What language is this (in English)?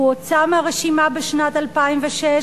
Hebrew